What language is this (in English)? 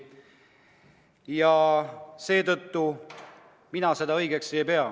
Estonian